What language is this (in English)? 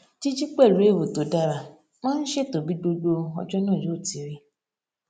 Yoruba